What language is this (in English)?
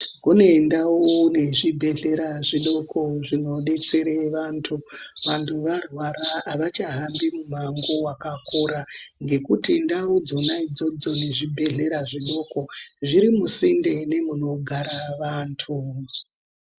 Ndau